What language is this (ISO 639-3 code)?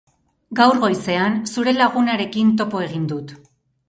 eus